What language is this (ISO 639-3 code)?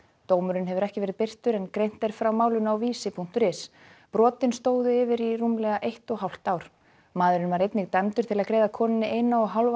isl